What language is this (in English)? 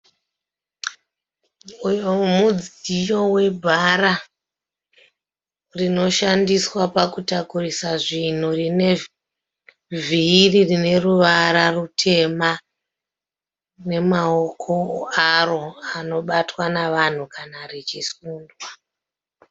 Shona